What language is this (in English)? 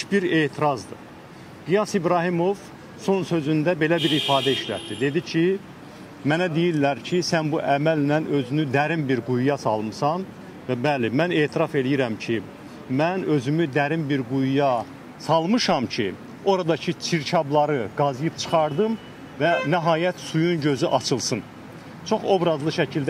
Turkish